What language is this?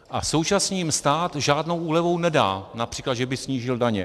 Czech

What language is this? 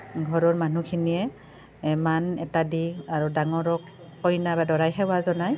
Assamese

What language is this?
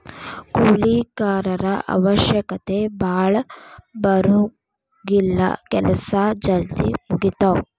Kannada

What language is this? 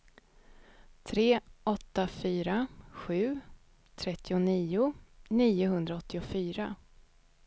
Swedish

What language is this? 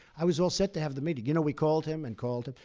English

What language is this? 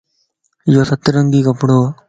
Lasi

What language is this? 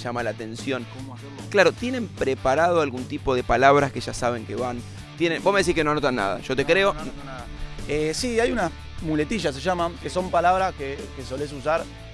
Spanish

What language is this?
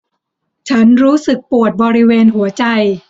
Thai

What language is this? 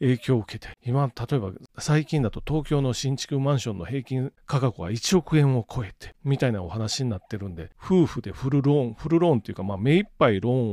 Japanese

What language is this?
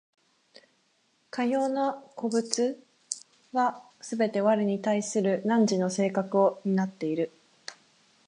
Japanese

